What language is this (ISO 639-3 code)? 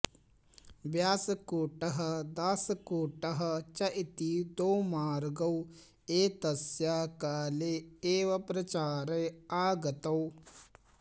san